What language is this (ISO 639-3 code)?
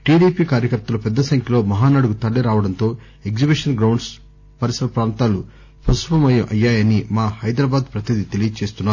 tel